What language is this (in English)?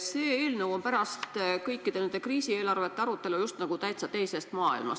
Estonian